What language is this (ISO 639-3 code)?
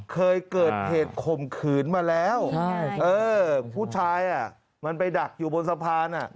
tha